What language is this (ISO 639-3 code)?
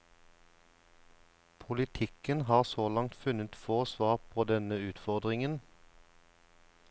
nor